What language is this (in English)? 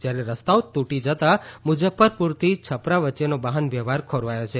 Gujarati